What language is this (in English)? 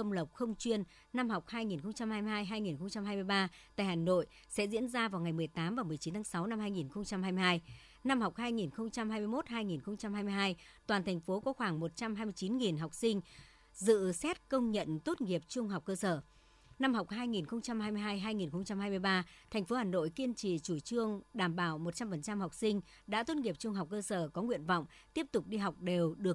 Vietnamese